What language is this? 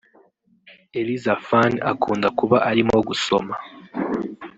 Kinyarwanda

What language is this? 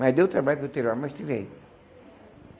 Portuguese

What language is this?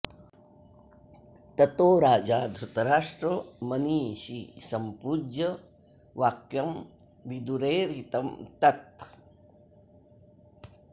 Sanskrit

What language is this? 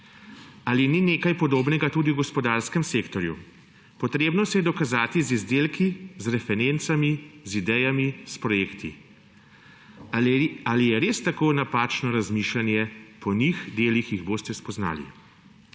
Slovenian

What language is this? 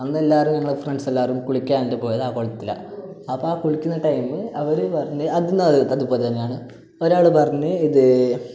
Malayalam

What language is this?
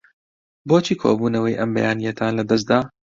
Central Kurdish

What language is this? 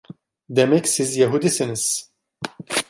Turkish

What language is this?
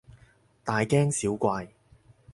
Cantonese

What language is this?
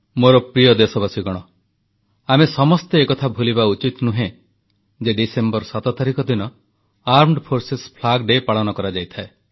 Odia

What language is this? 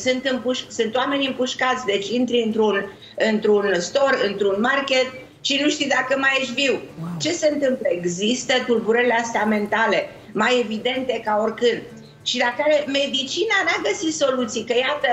Romanian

